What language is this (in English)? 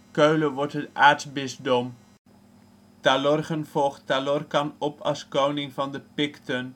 Dutch